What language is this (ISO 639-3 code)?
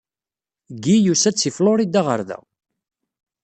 kab